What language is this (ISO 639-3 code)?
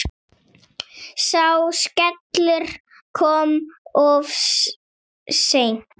isl